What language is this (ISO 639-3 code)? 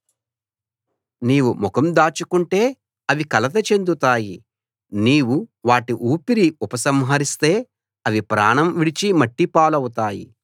tel